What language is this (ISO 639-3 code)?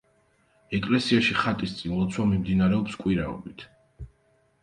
kat